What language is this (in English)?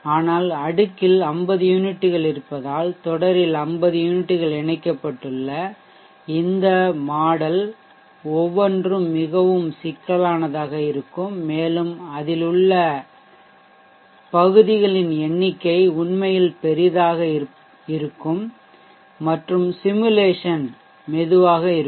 Tamil